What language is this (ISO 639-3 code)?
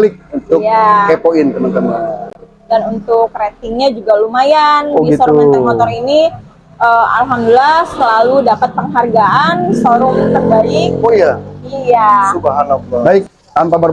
ind